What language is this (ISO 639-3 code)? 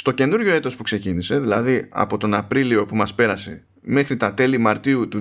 ell